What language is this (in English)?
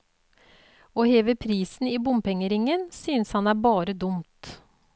Norwegian